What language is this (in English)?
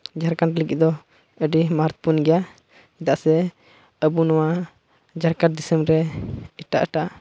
Santali